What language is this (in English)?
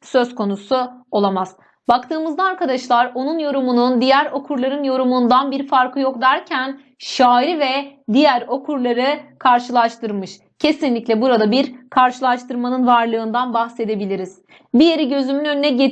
Turkish